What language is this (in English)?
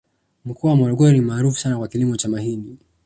Swahili